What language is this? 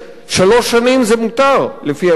Hebrew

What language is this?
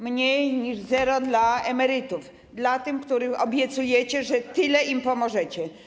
Polish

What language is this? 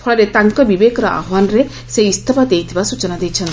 Odia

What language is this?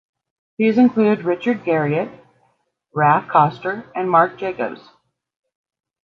English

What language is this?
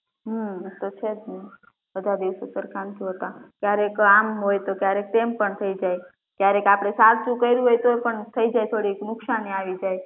Gujarati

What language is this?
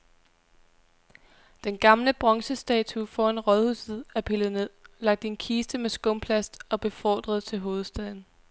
Danish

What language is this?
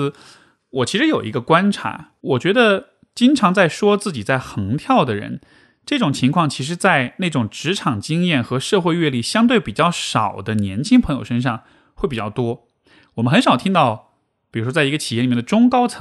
Chinese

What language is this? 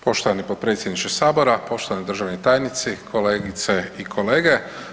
Croatian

